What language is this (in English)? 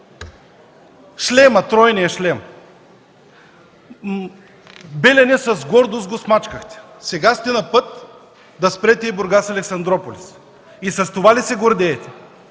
Bulgarian